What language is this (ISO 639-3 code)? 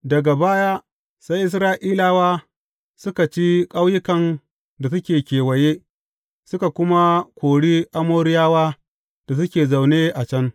hau